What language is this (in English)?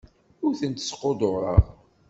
Kabyle